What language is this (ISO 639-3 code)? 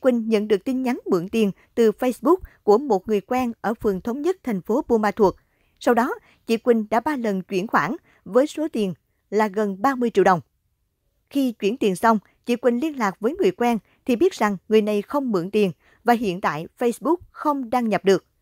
vie